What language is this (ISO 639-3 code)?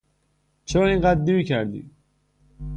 fas